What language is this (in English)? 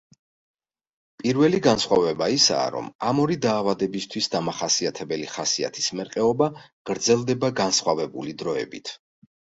Georgian